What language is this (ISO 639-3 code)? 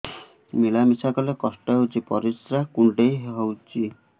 ori